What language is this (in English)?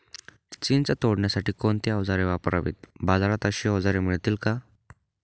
Marathi